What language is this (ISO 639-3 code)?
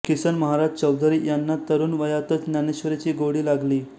mar